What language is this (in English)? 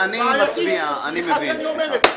Hebrew